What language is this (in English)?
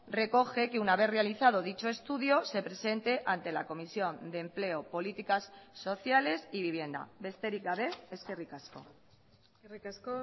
Spanish